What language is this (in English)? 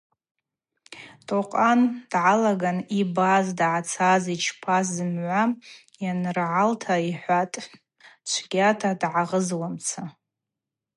Abaza